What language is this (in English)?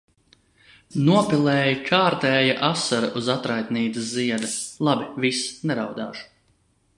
Latvian